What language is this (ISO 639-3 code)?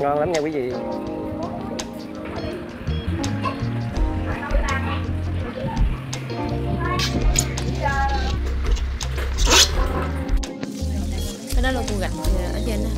vie